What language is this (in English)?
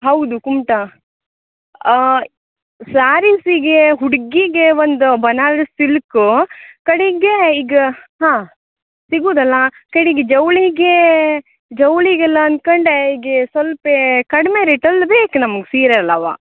Kannada